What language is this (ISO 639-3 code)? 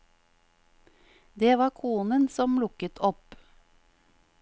nor